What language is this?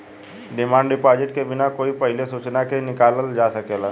Bhojpuri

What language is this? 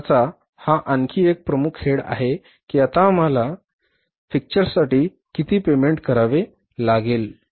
Marathi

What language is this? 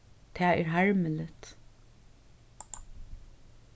Faroese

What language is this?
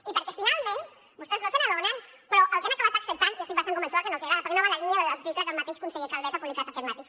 Catalan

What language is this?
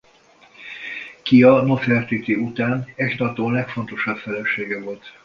Hungarian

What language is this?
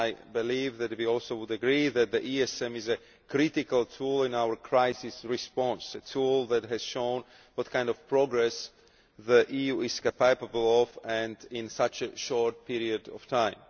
English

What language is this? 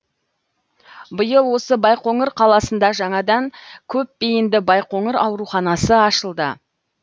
Kazakh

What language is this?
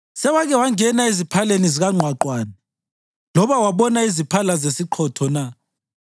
North Ndebele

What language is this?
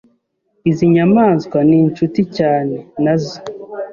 Kinyarwanda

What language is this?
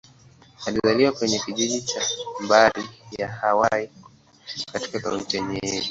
Swahili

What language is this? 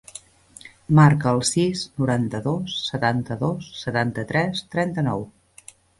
Catalan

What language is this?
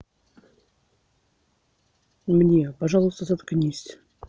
Russian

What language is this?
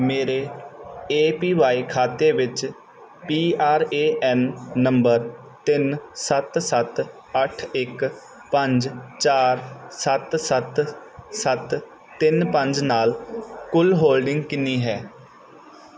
Punjabi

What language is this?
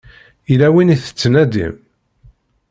Kabyle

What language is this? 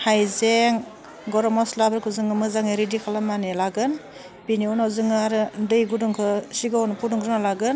Bodo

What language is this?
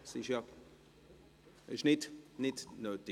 Swiss German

